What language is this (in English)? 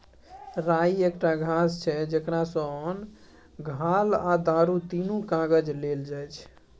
Maithili